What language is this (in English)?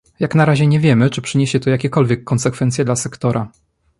Polish